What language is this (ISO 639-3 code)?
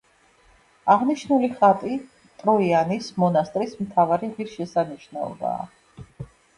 kat